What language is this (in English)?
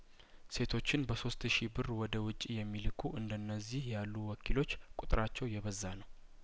Amharic